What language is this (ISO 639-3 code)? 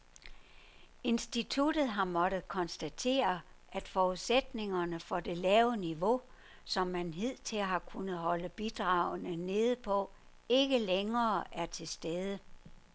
dan